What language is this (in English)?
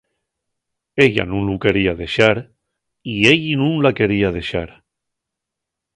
Asturian